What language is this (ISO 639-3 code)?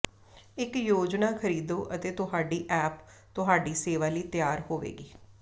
pan